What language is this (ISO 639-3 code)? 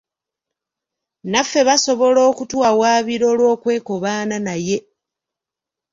lug